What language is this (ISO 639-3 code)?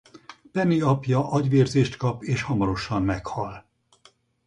hun